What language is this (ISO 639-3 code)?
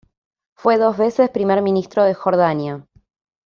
spa